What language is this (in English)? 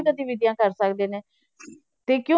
Punjabi